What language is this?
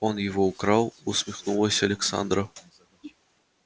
Russian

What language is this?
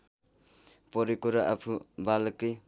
Nepali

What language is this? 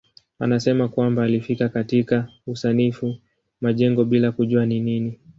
Swahili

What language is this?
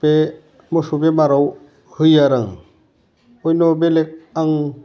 Bodo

